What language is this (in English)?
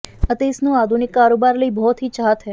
Punjabi